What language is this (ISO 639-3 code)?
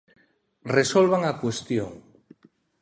glg